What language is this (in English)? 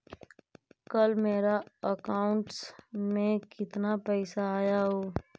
Magahi